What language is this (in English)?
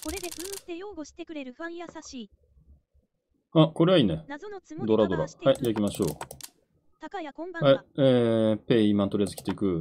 Japanese